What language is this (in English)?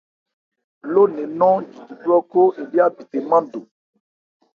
Ebrié